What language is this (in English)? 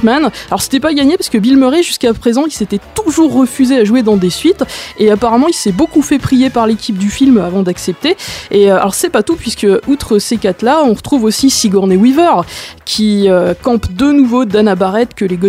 French